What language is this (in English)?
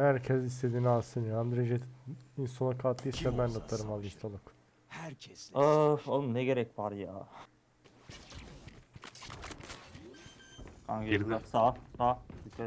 Turkish